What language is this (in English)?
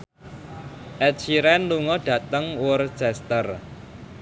Javanese